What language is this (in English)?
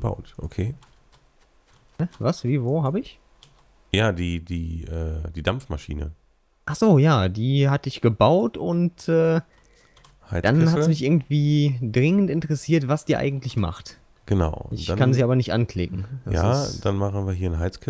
German